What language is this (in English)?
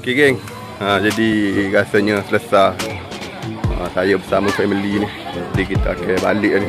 Malay